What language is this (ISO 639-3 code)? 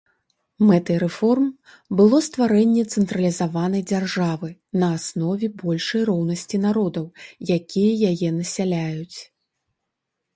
bel